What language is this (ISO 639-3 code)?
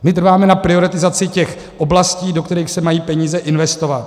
ces